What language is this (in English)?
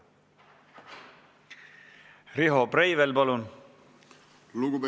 Estonian